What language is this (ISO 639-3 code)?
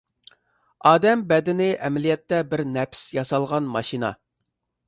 uig